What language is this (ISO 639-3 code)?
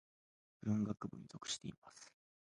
jpn